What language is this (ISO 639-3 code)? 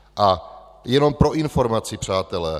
ces